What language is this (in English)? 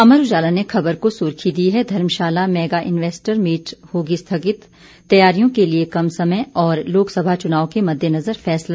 Hindi